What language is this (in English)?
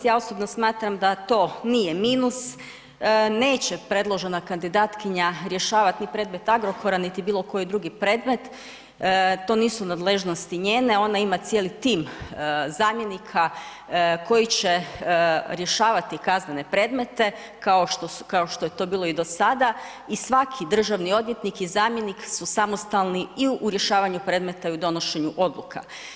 Croatian